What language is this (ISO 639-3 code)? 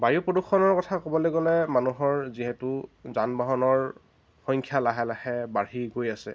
asm